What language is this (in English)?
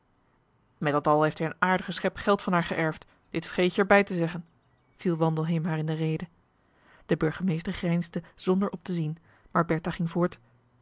Dutch